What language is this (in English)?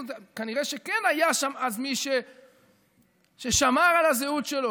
Hebrew